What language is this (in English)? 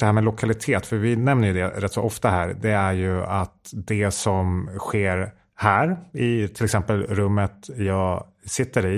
Swedish